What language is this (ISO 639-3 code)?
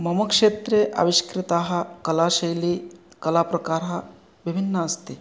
san